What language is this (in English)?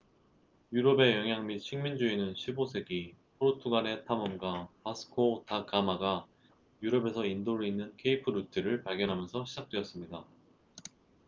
Korean